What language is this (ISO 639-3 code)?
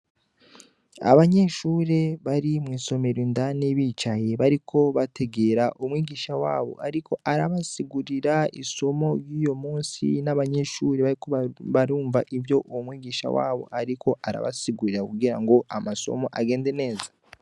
run